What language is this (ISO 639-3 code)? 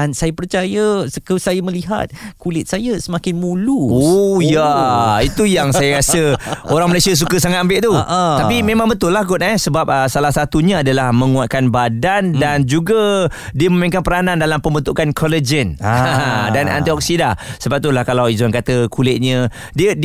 msa